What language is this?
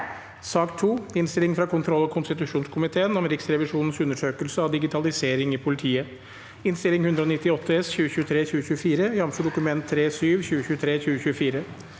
Norwegian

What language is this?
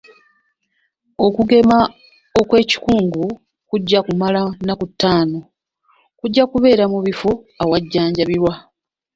Ganda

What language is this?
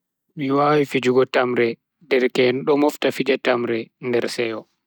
Bagirmi Fulfulde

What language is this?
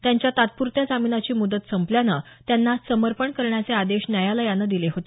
Marathi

